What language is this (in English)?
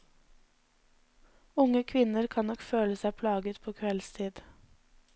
Norwegian